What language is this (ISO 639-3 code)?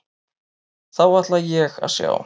isl